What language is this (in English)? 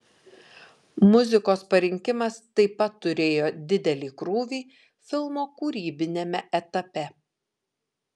Lithuanian